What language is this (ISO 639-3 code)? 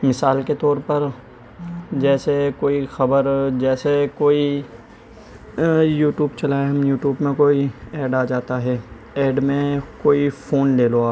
urd